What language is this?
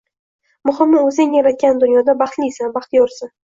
Uzbek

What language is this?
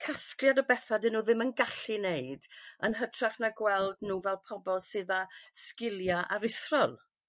Welsh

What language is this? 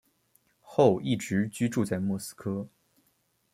Chinese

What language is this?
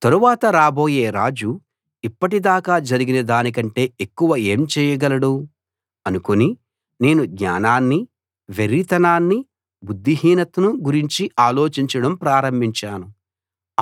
Telugu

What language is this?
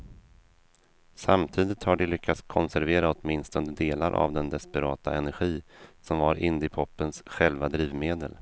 Swedish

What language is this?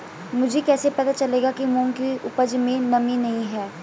Hindi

